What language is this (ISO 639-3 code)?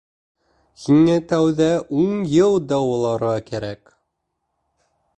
bak